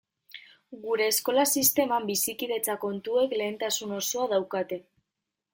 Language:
Basque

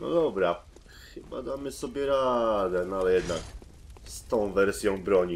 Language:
Polish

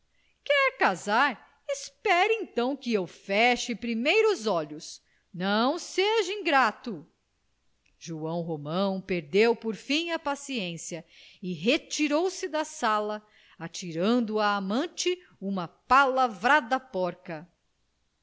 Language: Portuguese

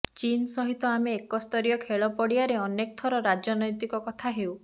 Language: Odia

